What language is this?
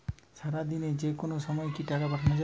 Bangla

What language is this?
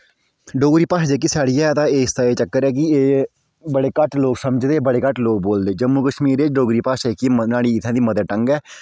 Dogri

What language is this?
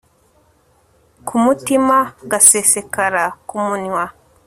Kinyarwanda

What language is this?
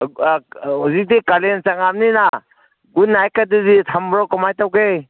Manipuri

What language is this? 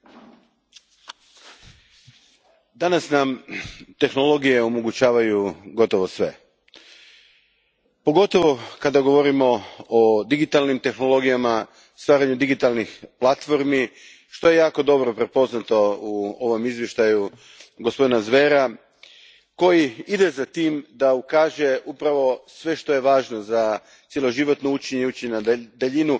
Croatian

